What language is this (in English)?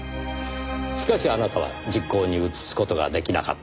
Japanese